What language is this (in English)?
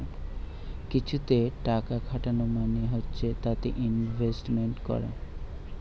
Bangla